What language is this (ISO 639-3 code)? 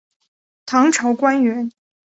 zho